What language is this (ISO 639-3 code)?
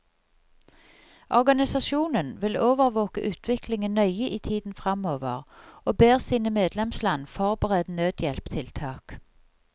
nor